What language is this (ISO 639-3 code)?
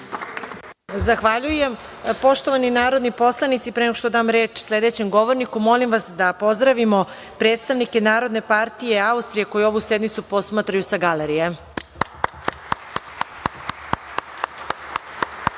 srp